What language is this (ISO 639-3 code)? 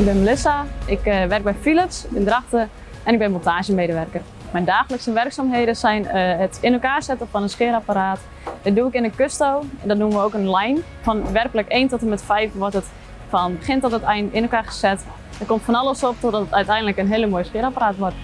nld